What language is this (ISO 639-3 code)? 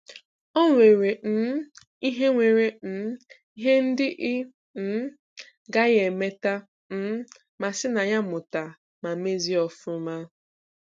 ibo